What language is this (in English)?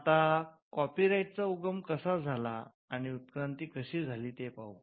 Marathi